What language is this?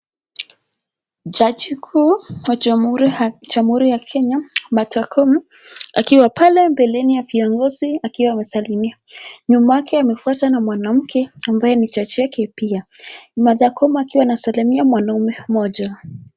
Swahili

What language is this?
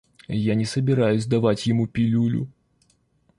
Russian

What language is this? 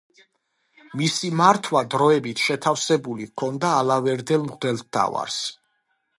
Georgian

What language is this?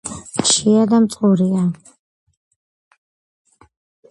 Georgian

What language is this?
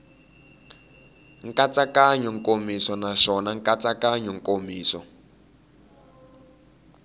Tsonga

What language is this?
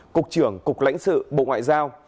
Vietnamese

